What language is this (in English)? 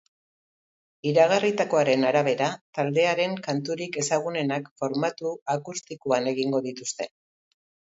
Basque